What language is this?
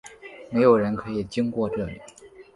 Chinese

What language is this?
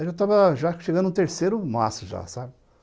Portuguese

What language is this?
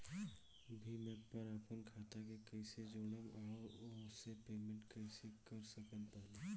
Bhojpuri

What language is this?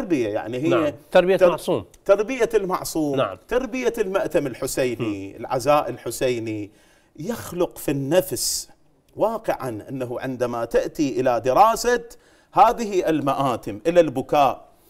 Arabic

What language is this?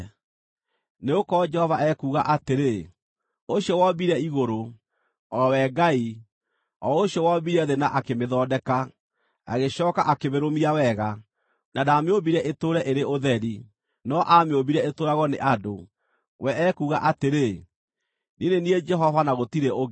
Kikuyu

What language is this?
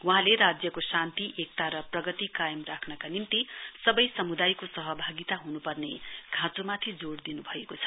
Nepali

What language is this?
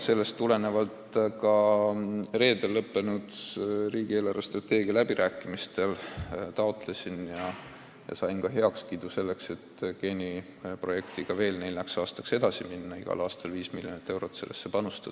Estonian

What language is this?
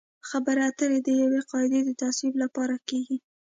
Pashto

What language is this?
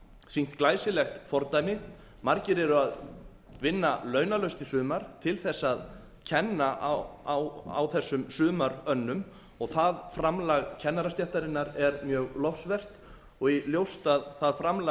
Icelandic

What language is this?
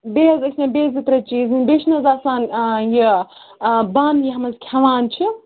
Kashmiri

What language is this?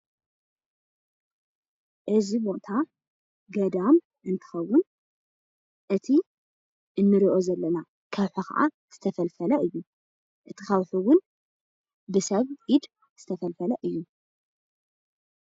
Tigrinya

